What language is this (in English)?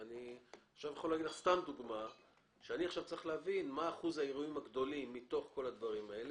Hebrew